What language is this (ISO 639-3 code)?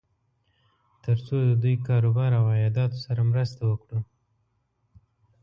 pus